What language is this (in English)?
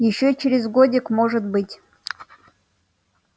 Russian